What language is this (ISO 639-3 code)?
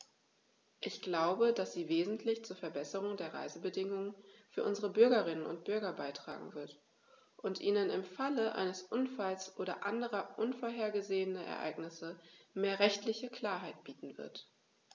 deu